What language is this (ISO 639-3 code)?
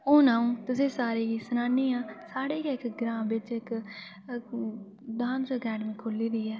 doi